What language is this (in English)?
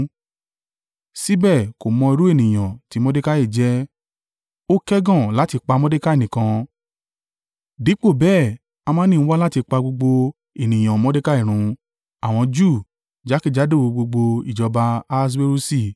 Yoruba